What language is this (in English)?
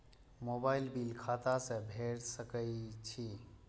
Maithili